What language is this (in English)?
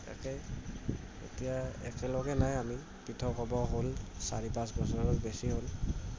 Assamese